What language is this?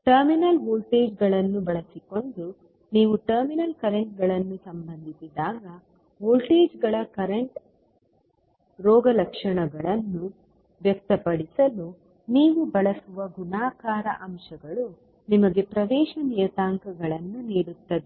Kannada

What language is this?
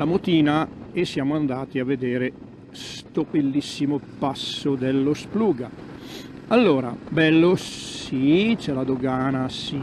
Italian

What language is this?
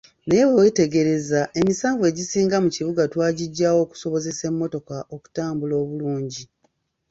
Ganda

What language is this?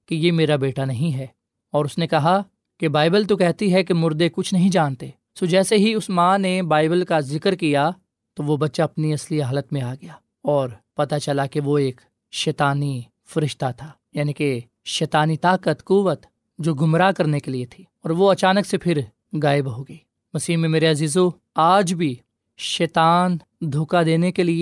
Urdu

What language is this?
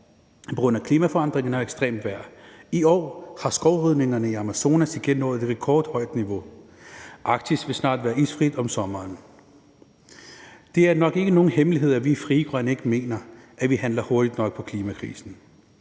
Danish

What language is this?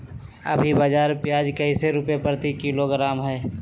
Magahi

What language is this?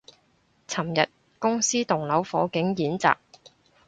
Cantonese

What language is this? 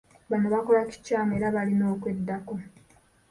Ganda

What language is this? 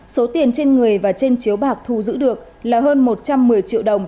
Vietnamese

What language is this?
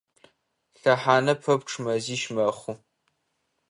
Adyghe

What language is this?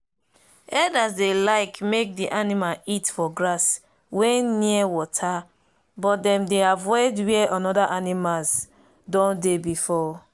Nigerian Pidgin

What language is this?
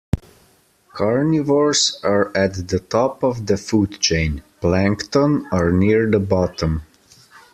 English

